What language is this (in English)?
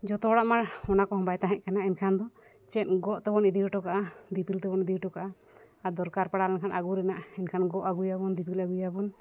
Santali